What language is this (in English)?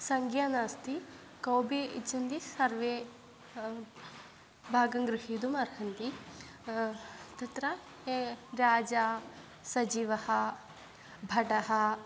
Sanskrit